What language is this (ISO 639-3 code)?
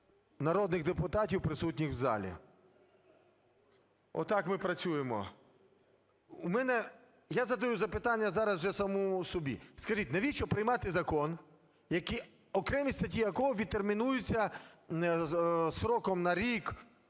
ukr